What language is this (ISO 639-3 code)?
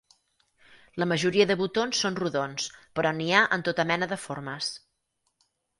cat